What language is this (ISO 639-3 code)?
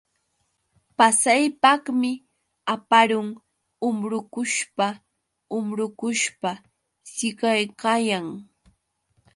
qux